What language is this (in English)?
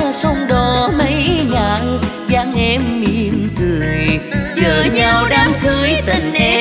Vietnamese